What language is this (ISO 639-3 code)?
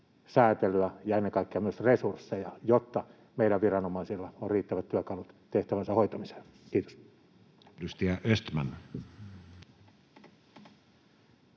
fin